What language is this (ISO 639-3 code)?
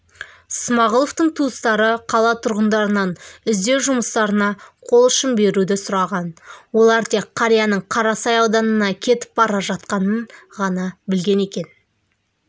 kaz